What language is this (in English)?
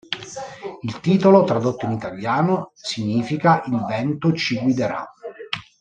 Italian